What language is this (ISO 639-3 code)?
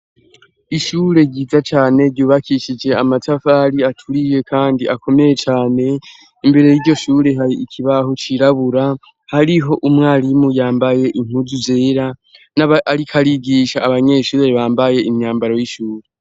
run